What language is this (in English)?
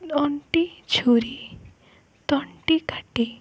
Odia